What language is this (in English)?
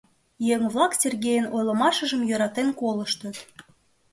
Mari